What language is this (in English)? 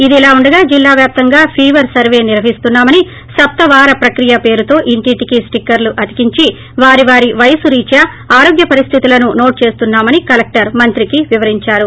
Telugu